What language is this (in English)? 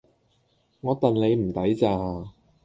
Cantonese